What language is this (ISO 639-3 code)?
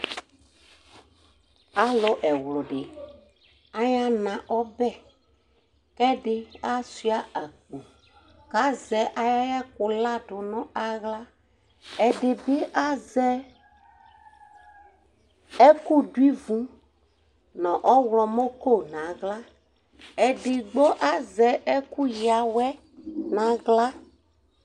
kpo